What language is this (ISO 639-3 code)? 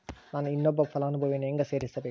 kan